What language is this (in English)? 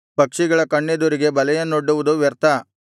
Kannada